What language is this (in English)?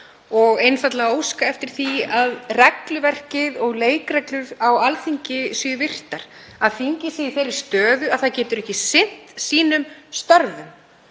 Icelandic